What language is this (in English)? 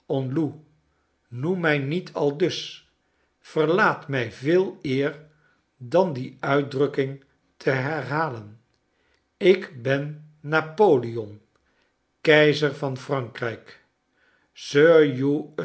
Dutch